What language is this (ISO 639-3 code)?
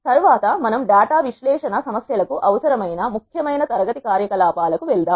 tel